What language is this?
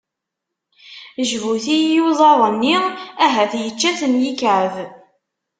Kabyle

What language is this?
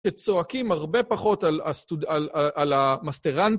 Hebrew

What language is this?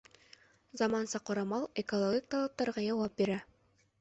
Bashkir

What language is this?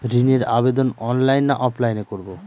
Bangla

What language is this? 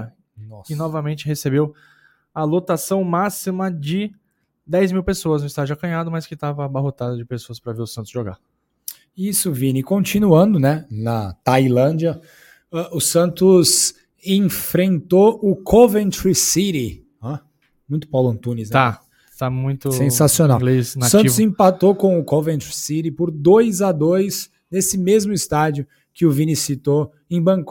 Portuguese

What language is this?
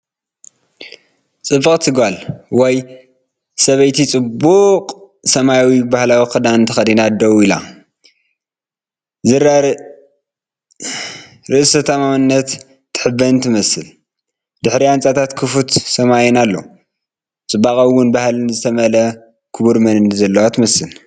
Tigrinya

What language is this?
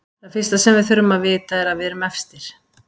Icelandic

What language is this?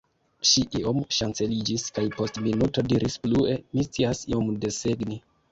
Esperanto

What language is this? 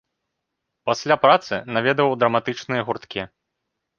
Belarusian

